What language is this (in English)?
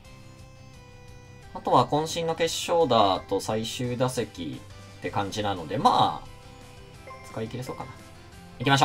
Japanese